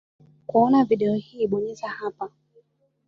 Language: Swahili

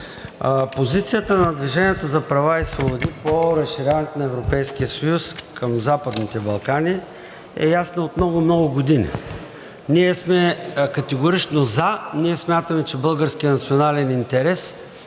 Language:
Bulgarian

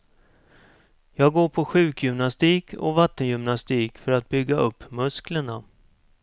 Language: Swedish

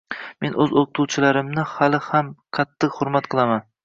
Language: Uzbek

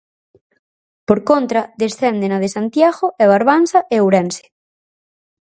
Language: Galician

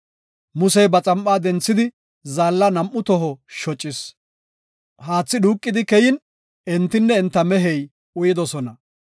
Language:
Gofa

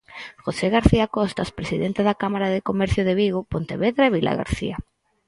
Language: Galician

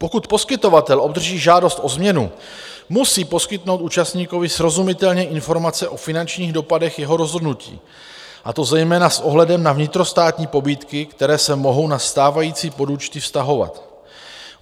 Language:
Czech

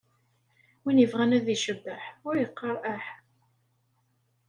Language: Kabyle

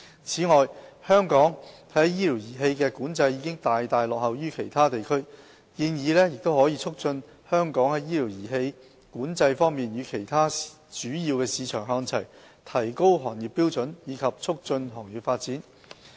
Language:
Cantonese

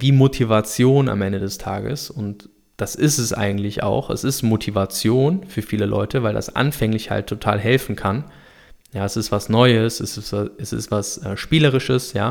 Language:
German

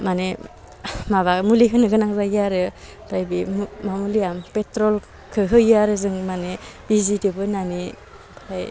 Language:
Bodo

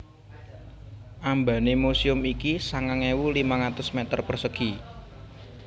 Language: Javanese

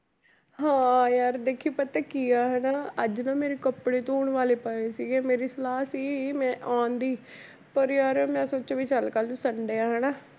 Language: Punjabi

